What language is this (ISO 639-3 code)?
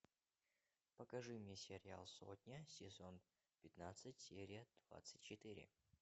rus